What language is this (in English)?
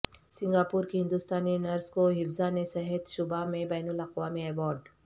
Urdu